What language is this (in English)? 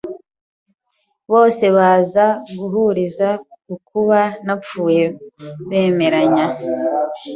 Kinyarwanda